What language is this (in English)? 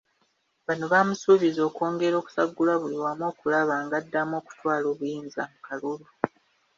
Ganda